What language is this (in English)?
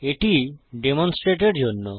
Bangla